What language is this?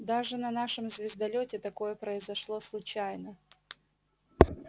Russian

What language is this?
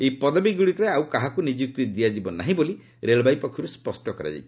Odia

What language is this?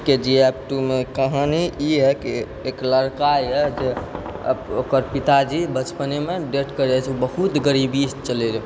Maithili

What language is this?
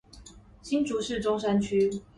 Chinese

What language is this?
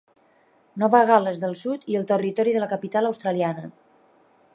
Catalan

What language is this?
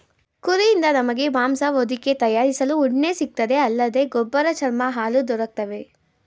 Kannada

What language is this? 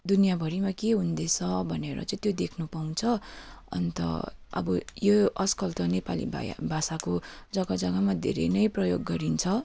Nepali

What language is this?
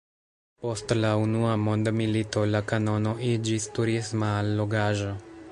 Esperanto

